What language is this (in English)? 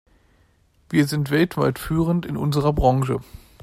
German